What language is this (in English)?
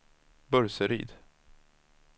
Swedish